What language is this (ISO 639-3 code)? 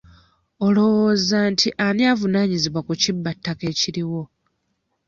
lug